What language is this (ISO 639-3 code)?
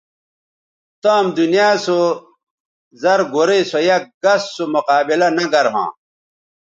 btv